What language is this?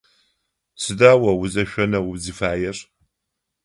Adyghe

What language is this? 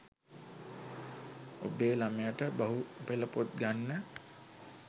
Sinhala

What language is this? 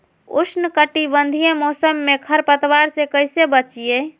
Magahi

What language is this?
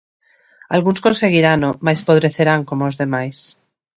Galician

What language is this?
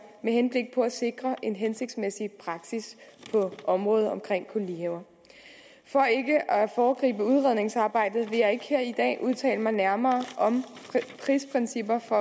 Danish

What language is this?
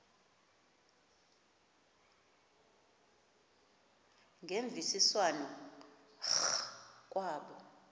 Xhosa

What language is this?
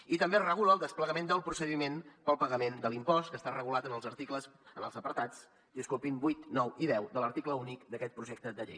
Catalan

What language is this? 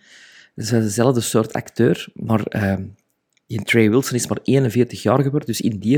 Dutch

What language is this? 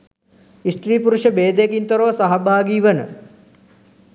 Sinhala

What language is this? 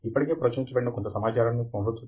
Telugu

